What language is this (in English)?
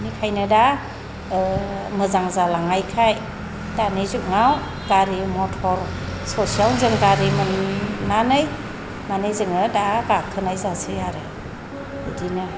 Bodo